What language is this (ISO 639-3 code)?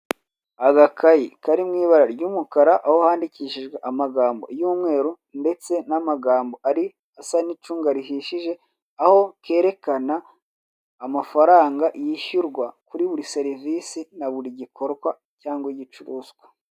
kin